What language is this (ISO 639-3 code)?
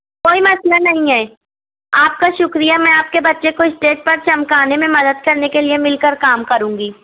urd